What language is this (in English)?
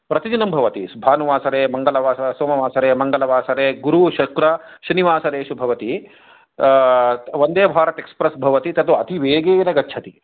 Sanskrit